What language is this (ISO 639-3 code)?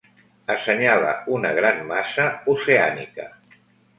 cat